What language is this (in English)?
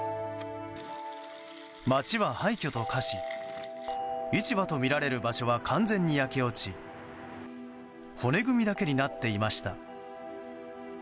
Japanese